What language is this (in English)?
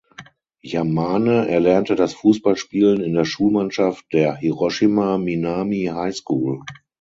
German